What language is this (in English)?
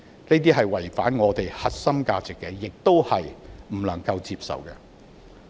Cantonese